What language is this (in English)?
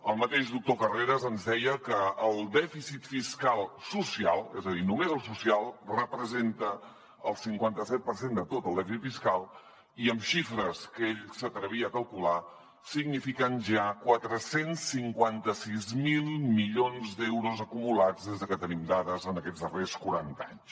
Catalan